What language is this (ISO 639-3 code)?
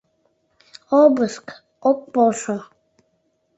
chm